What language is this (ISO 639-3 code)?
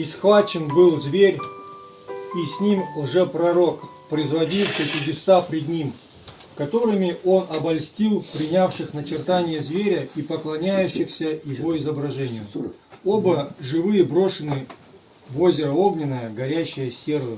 rus